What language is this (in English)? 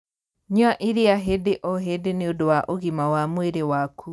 Kikuyu